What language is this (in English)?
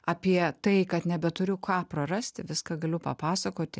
Lithuanian